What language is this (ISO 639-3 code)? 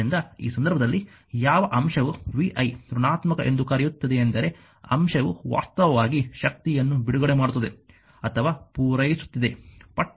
kan